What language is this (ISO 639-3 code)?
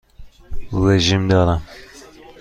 fas